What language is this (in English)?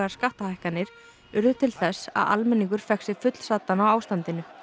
Icelandic